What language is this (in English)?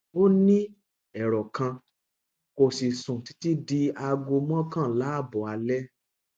Yoruba